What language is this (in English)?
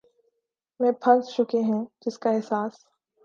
Urdu